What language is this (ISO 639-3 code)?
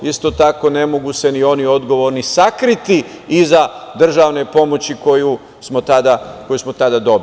srp